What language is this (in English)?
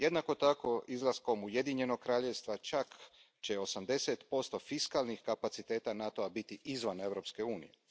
Croatian